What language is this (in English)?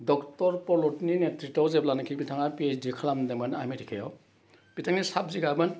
Bodo